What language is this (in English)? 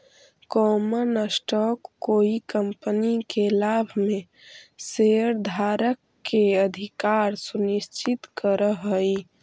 Magahi